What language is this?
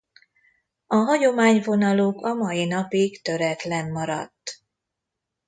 Hungarian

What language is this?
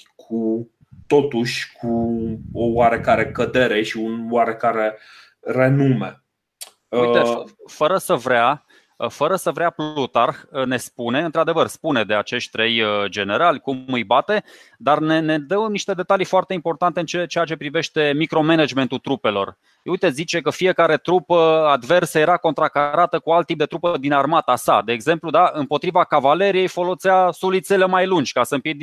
Romanian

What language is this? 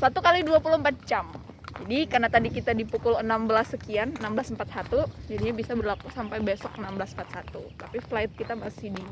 Indonesian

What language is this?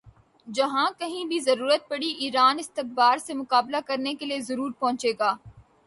Urdu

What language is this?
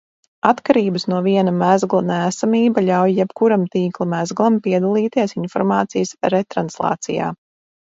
Latvian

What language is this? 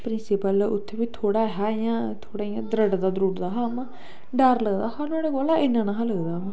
Dogri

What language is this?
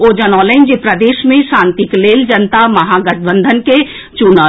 Maithili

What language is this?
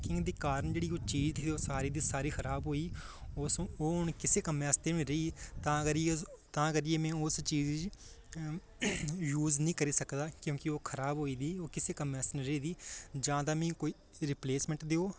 Dogri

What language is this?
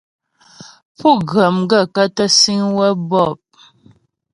Ghomala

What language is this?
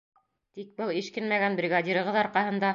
Bashkir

